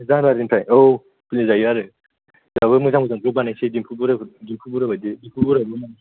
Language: Bodo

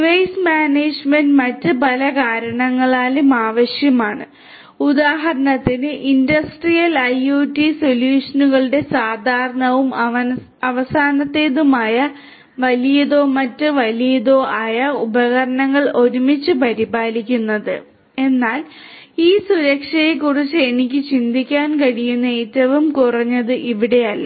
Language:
Malayalam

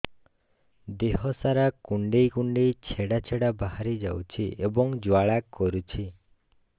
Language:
Odia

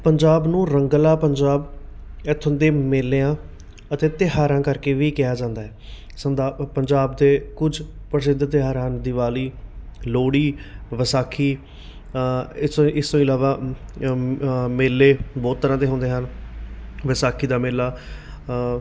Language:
Punjabi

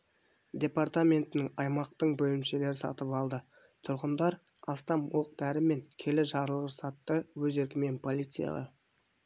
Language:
Kazakh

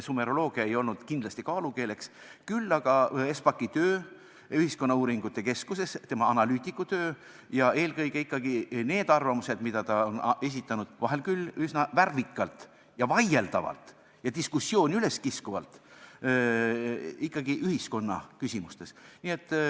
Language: Estonian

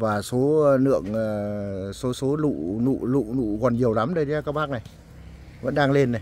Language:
Vietnamese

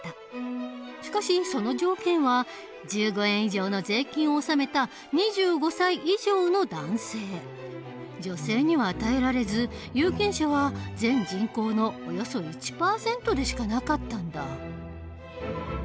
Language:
Japanese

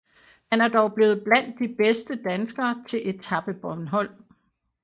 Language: Danish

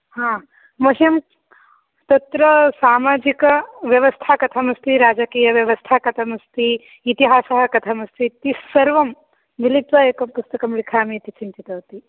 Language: Sanskrit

